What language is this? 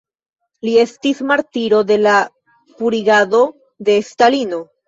Esperanto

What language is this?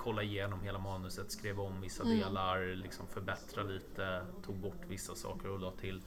Swedish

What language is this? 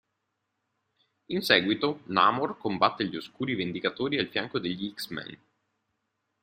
Italian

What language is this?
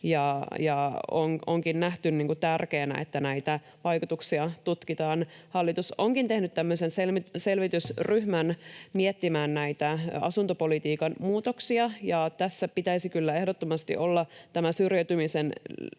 Finnish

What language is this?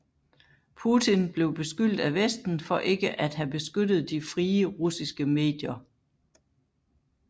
Danish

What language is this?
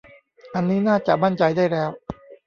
Thai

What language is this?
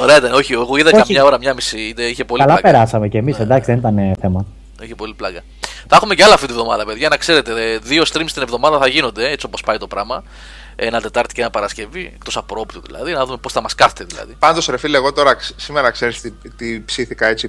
Greek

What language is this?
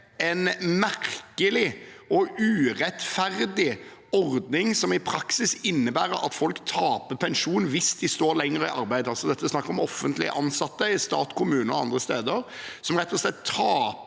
Norwegian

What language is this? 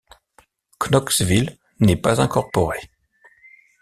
French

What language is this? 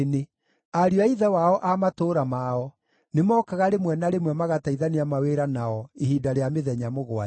Kikuyu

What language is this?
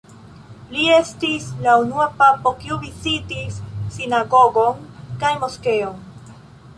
Esperanto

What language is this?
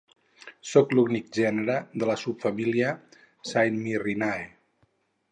Catalan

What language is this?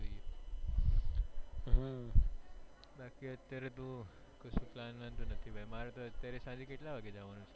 Gujarati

